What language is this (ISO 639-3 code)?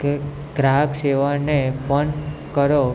guj